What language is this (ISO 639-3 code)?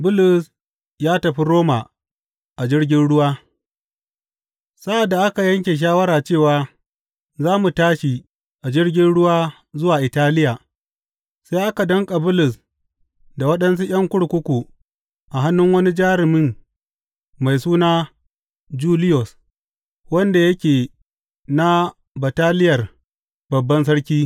hau